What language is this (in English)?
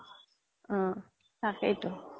Assamese